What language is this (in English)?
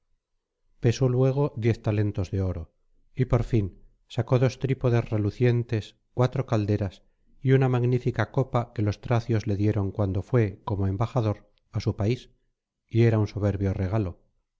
Spanish